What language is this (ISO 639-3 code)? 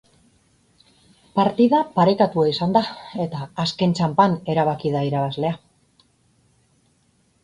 eus